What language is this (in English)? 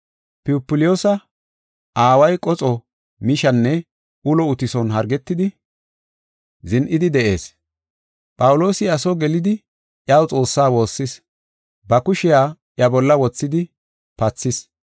Gofa